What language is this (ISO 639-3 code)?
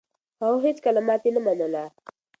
pus